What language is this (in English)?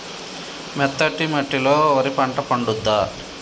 Telugu